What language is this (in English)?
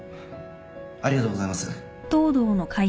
Japanese